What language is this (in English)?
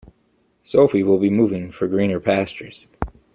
English